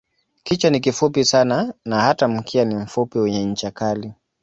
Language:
Swahili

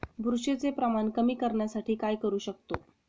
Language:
Marathi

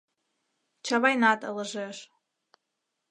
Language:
Mari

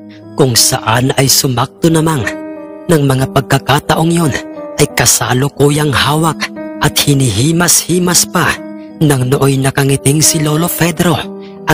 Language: Filipino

